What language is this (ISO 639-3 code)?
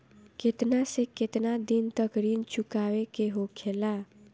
bho